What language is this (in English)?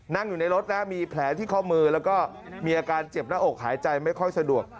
Thai